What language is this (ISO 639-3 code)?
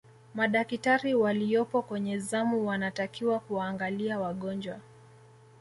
swa